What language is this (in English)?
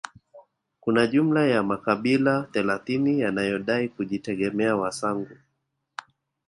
Swahili